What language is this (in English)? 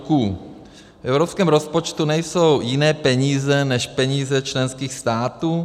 Czech